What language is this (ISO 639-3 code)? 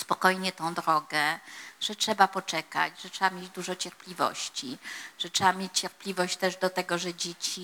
pol